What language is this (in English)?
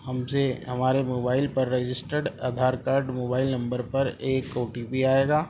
Urdu